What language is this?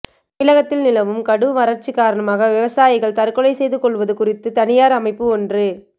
Tamil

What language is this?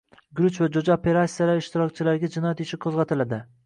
Uzbek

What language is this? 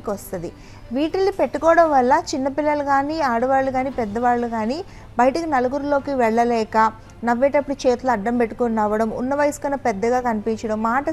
Telugu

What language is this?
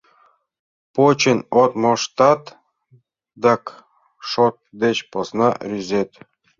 Mari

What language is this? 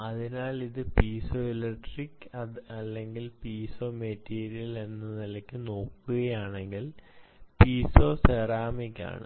Malayalam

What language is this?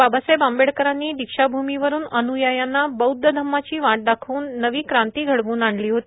Marathi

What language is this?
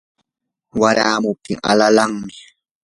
Yanahuanca Pasco Quechua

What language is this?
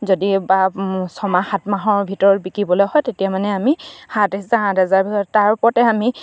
Assamese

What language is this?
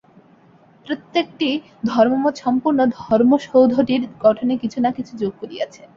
Bangla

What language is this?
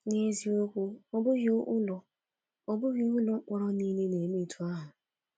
Igbo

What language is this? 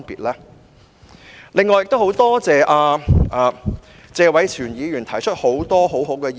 Cantonese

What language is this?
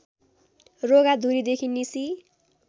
Nepali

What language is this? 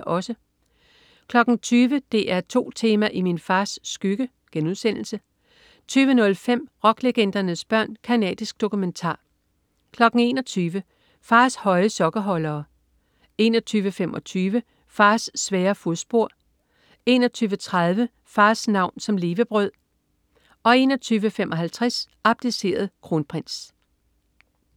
Danish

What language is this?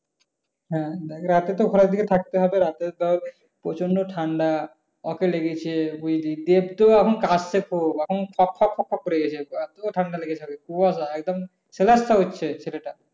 Bangla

